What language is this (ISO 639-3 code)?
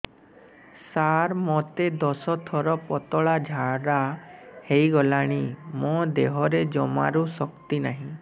ori